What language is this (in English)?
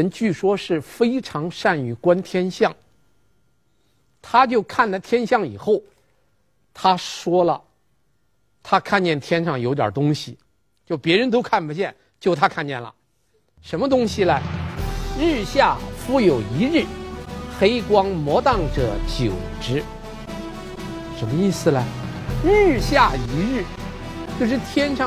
Chinese